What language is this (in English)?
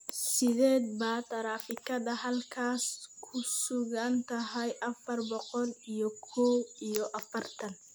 Somali